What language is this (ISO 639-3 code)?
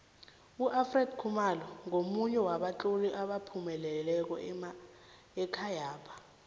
nbl